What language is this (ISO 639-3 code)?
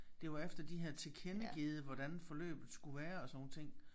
dan